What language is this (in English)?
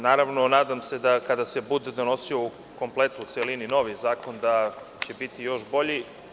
Serbian